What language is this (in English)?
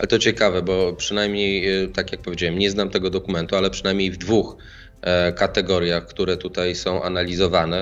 Polish